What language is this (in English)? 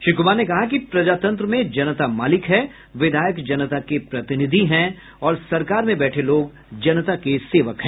Hindi